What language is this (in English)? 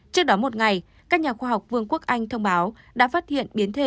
Vietnamese